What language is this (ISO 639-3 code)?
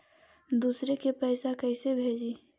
mag